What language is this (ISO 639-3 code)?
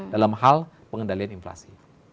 ind